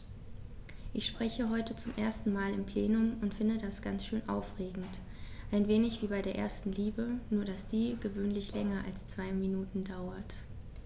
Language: German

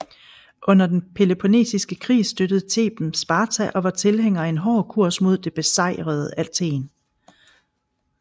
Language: Danish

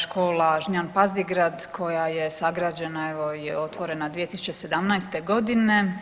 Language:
Croatian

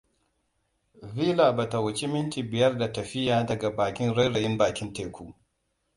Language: Hausa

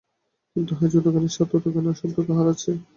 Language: Bangla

